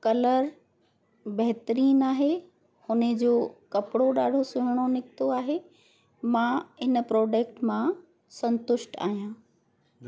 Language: Sindhi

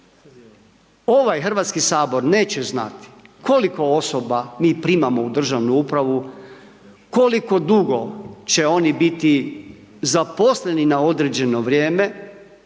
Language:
Croatian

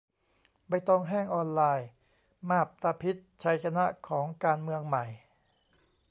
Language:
Thai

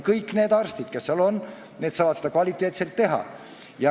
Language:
Estonian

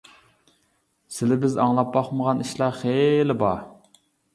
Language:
Uyghur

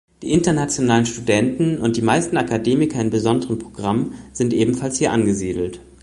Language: German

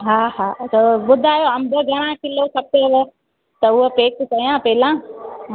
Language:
Sindhi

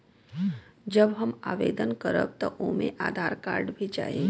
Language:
Bhojpuri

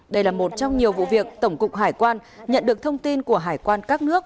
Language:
Vietnamese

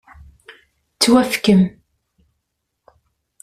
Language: Kabyle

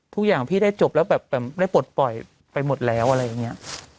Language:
Thai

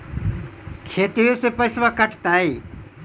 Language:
Magahi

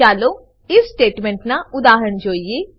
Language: Gujarati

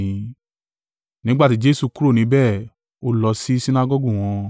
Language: Yoruba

